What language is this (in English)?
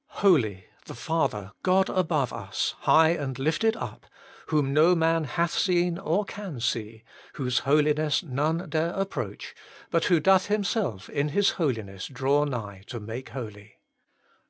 English